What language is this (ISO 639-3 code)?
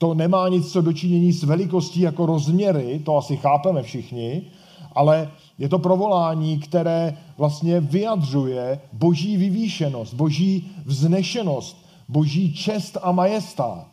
ces